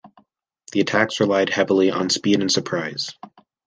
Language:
English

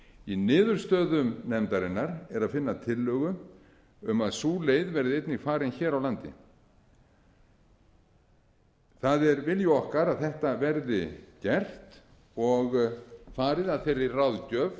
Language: Icelandic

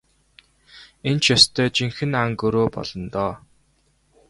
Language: Mongolian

